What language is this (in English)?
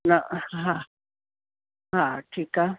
Sindhi